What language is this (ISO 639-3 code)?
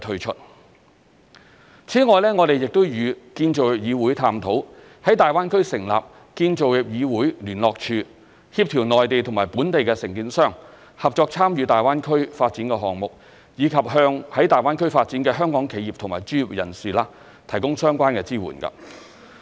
yue